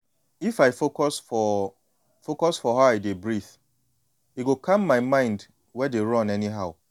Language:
Nigerian Pidgin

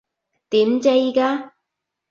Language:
Cantonese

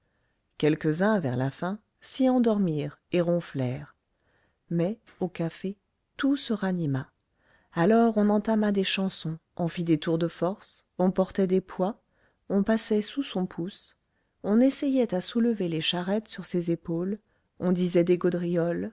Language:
French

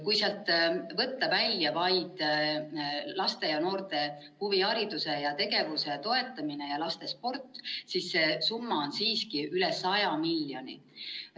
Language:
Estonian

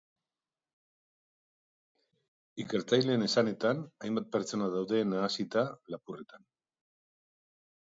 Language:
Basque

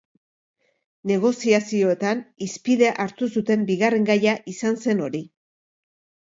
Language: Basque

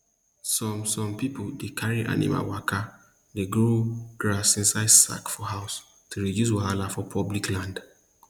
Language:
Nigerian Pidgin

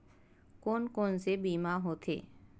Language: Chhattisgarhi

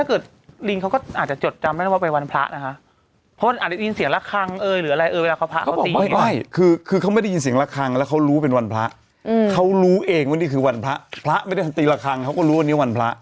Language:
Thai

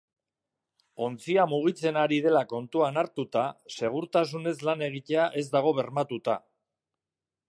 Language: Basque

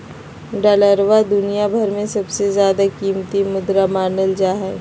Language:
Magahi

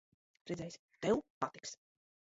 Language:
Latvian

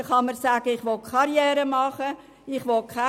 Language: Swiss German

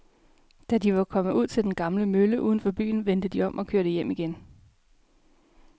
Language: Danish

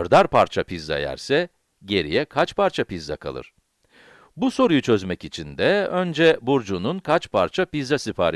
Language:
Turkish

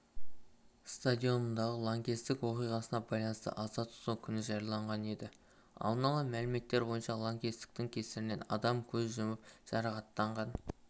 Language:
Kazakh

